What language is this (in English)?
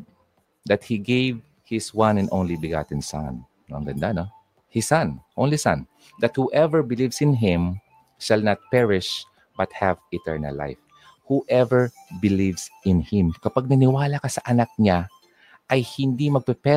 Filipino